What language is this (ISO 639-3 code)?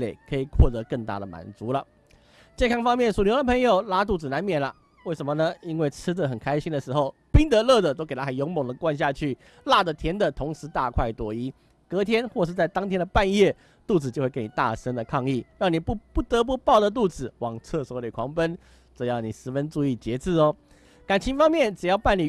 zho